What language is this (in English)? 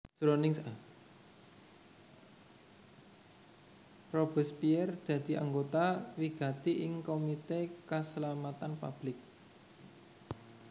Javanese